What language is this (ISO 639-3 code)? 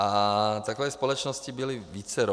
ces